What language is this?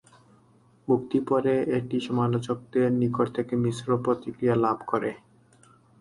Bangla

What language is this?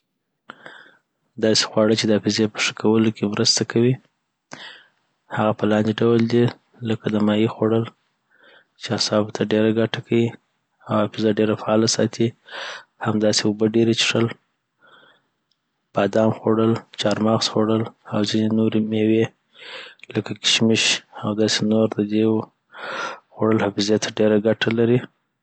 Southern Pashto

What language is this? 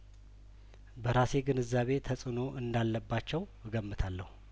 Amharic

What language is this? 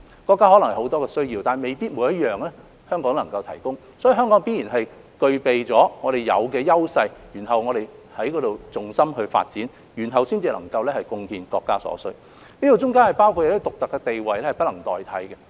Cantonese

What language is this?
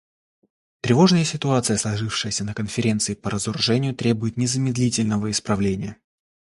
Russian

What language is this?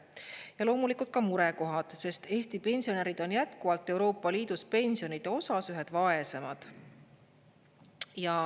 Estonian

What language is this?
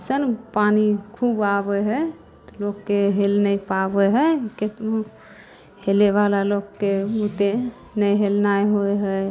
Maithili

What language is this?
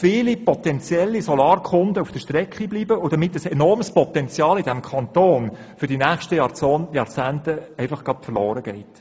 Swiss German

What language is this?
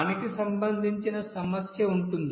Telugu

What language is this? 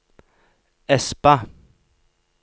Norwegian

